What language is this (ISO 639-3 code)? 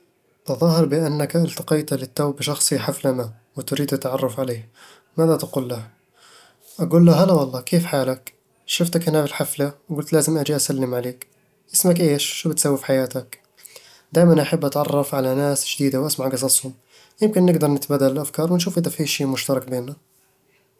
avl